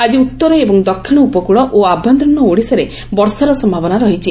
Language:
Odia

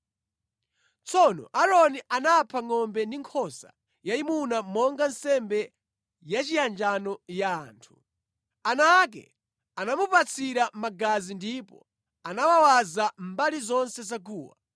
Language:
Nyanja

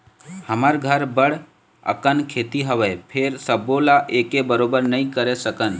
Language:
Chhattisgarhi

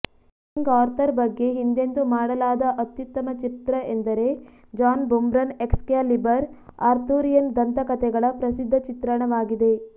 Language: Kannada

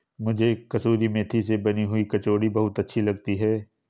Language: Hindi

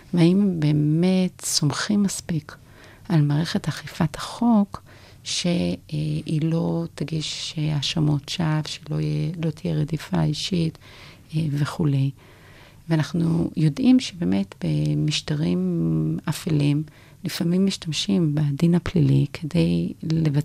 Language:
Hebrew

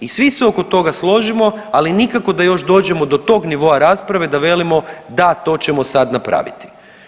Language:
Croatian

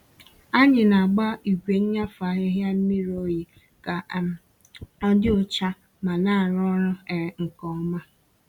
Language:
Igbo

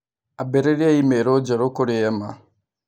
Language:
Kikuyu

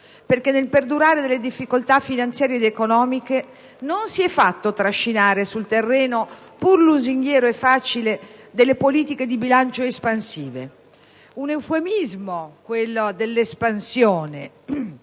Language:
Italian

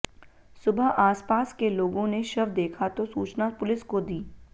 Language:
Hindi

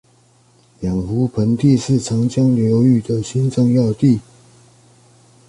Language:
Chinese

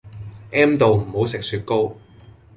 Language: Cantonese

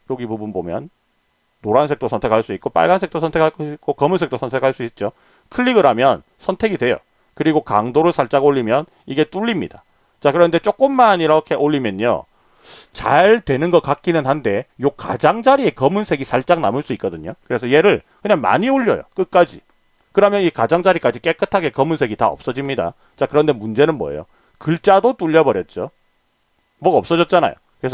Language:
Korean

